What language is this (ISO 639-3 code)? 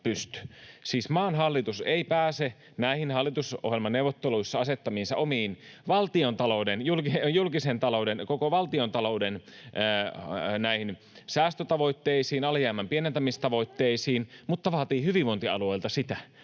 fin